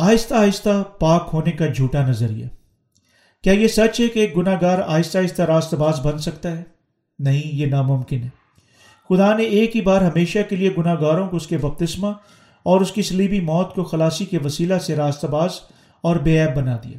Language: Urdu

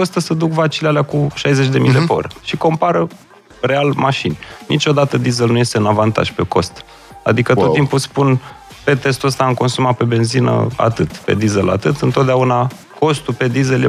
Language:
Romanian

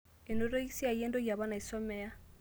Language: Masai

